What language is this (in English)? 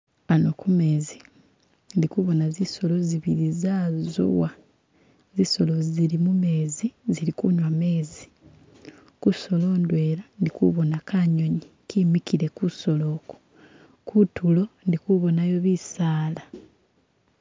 Masaaba